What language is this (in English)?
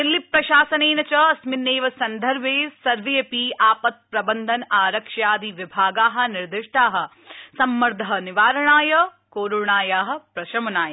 Sanskrit